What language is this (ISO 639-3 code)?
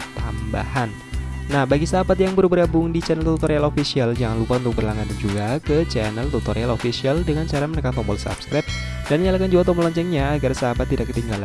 ind